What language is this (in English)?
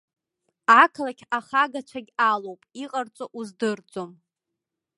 Abkhazian